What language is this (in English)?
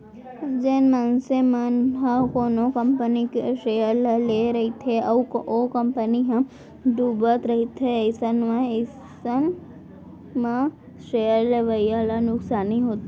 Chhattisgarhi